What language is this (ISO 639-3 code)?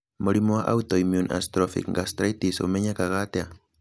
kik